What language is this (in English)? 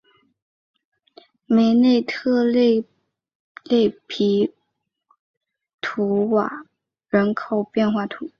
Chinese